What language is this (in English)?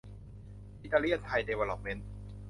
Thai